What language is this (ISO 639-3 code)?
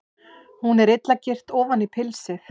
isl